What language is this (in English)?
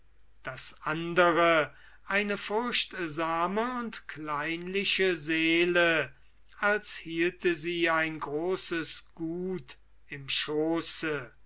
German